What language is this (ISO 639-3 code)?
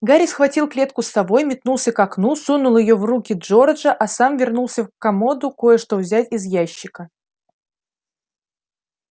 rus